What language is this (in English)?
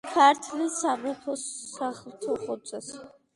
Georgian